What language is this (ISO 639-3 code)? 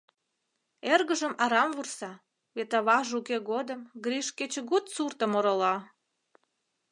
chm